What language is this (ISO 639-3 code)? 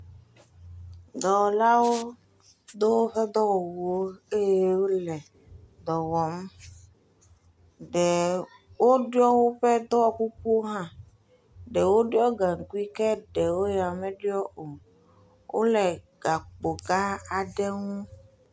ewe